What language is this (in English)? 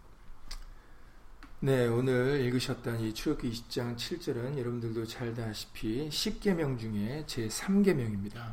Korean